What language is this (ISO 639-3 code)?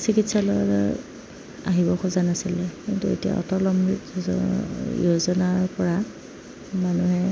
asm